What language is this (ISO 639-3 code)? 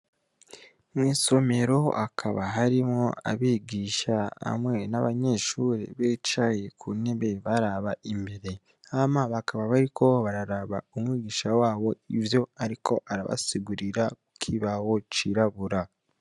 run